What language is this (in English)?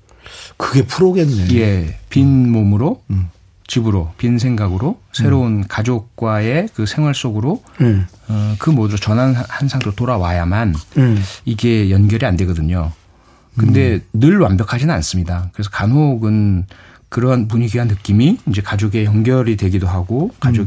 Korean